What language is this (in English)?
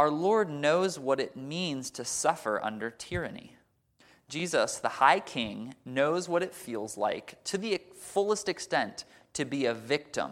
English